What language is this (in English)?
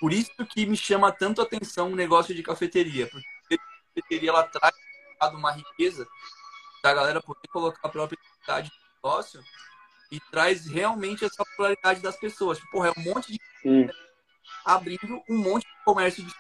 Portuguese